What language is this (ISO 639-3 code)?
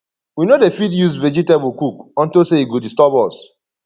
pcm